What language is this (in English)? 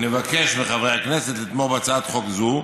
Hebrew